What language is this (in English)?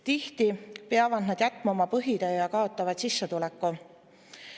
Estonian